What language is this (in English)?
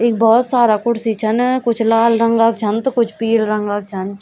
Garhwali